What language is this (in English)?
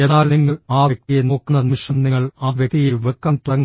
Malayalam